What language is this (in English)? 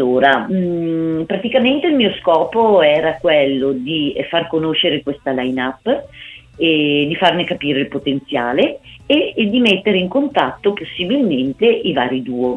Italian